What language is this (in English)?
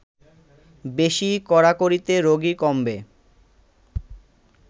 Bangla